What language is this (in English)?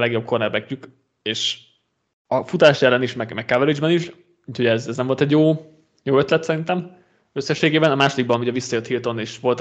Hungarian